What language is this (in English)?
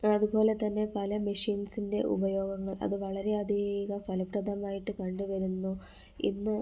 Malayalam